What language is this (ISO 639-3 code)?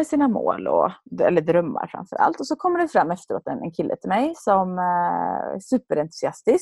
swe